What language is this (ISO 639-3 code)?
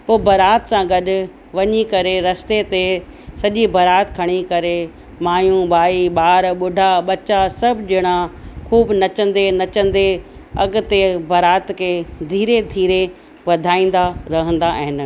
snd